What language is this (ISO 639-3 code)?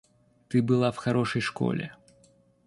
rus